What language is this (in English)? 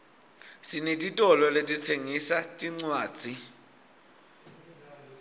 Swati